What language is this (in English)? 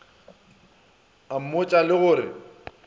Northern Sotho